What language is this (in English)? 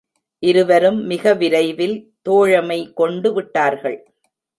Tamil